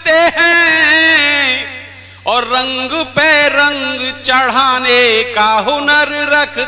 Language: Hindi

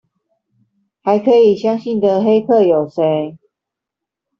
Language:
Chinese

